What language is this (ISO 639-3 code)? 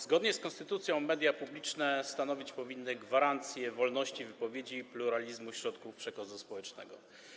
pol